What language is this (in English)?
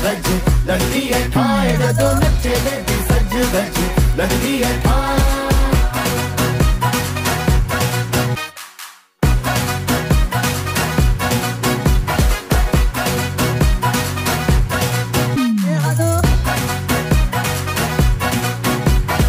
Romanian